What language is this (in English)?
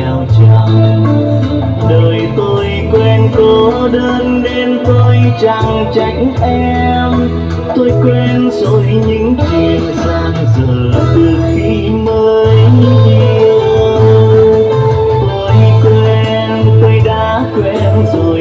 Vietnamese